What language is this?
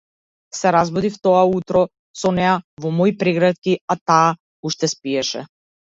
Macedonian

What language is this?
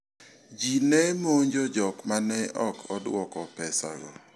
Luo (Kenya and Tanzania)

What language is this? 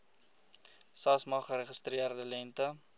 Afrikaans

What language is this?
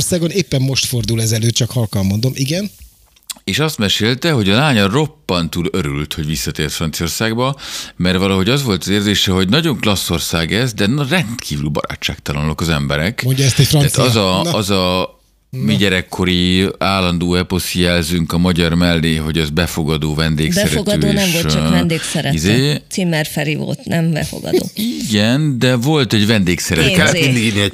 Hungarian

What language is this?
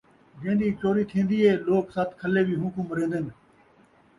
Saraiki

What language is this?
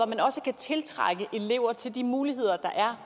Danish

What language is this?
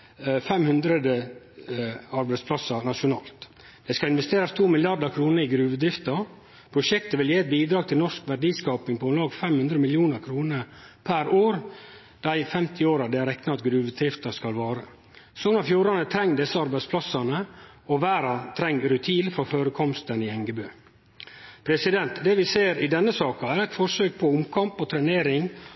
Norwegian Nynorsk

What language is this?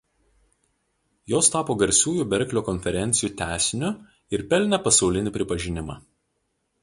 Lithuanian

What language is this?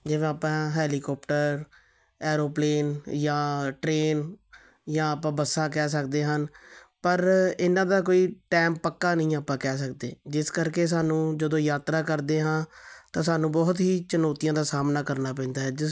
Punjabi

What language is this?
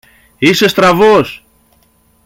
Greek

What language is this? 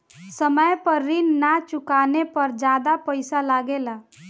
Bhojpuri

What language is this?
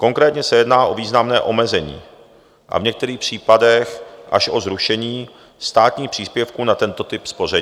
Czech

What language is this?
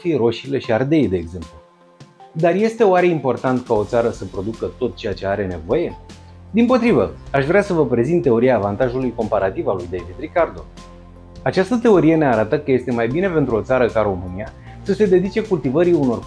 Romanian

